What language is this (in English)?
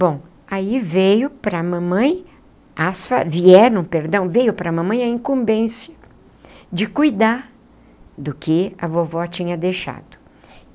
Portuguese